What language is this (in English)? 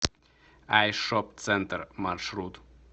Russian